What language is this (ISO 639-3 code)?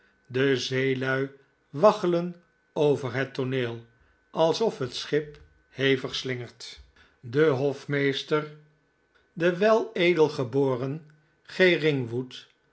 nld